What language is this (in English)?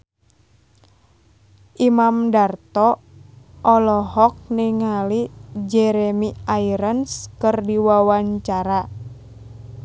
Sundanese